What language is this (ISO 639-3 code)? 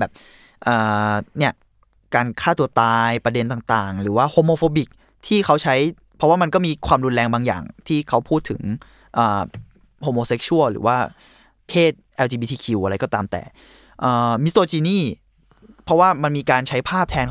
tha